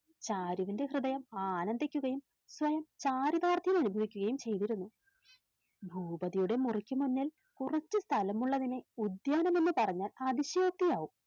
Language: Malayalam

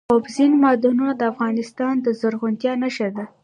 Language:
Pashto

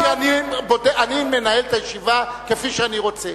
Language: Hebrew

